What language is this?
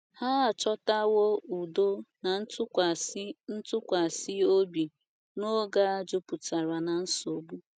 Igbo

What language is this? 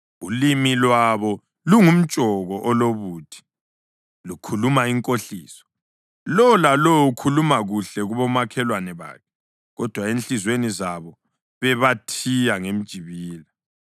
North Ndebele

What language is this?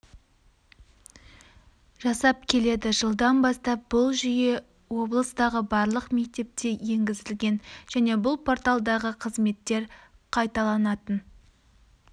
Kazakh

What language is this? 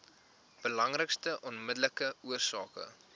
Afrikaans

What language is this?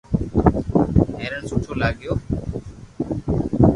Loarki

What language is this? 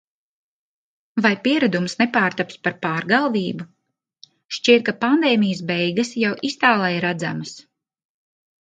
Latvian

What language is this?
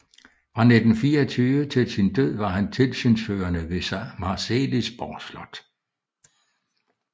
Danish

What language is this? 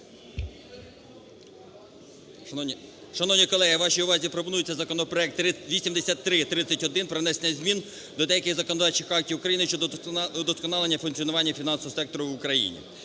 Ukrainian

